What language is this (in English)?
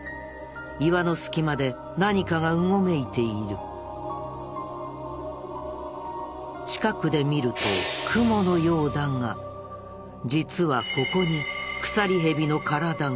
Japanese